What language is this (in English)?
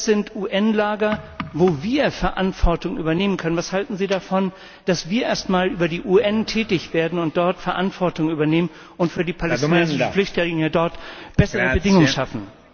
German